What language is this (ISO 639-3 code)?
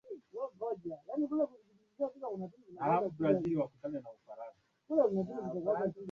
swa